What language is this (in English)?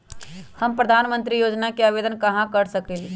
Magahi